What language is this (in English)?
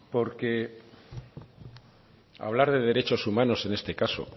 Spanish